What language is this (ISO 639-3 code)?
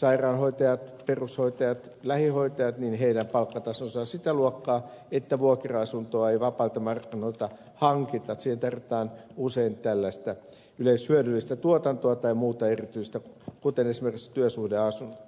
fin